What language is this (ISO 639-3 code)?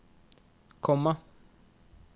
nor